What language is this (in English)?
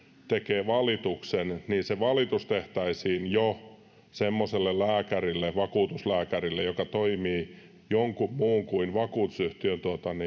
Finnish